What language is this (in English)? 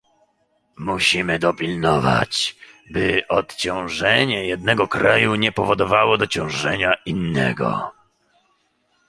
Polish